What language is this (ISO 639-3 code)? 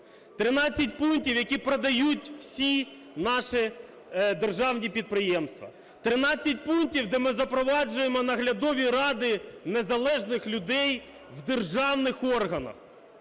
ukr